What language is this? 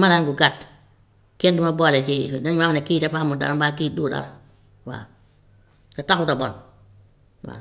Gambian Wolof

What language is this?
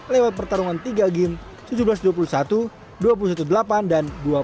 Indonesian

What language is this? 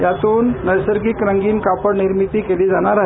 Marathi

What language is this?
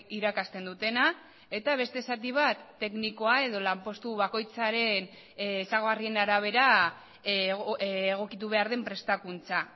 Basque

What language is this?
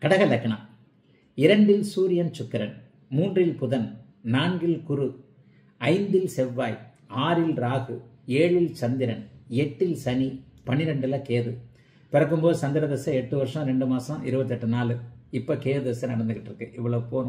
Tamil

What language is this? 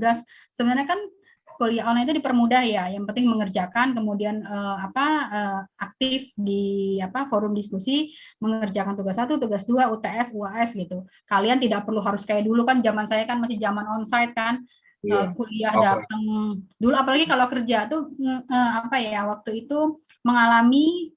Indonesian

